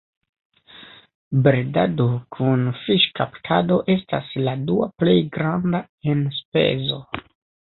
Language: Esperanto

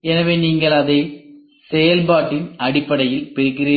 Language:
Tamil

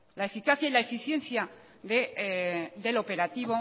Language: Spanish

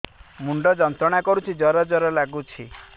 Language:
Odia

